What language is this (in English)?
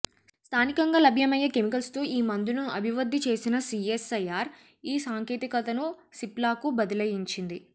Telugu